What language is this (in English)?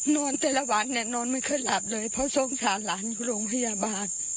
Thai